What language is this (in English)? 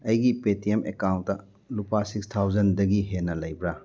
Manipuri